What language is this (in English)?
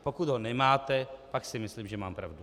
Czech